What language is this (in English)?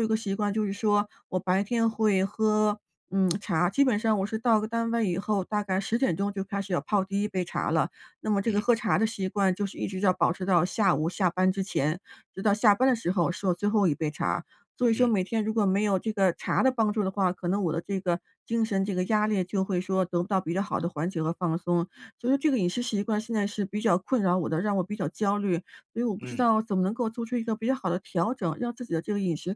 Chinese